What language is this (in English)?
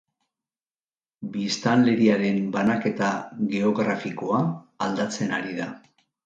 Basque